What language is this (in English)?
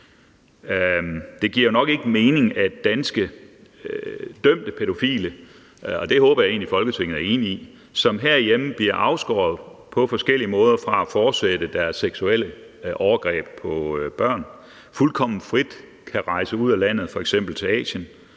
Danish